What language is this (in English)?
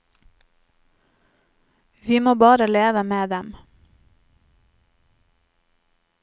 Norwegian